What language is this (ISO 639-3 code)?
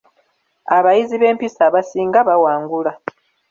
lug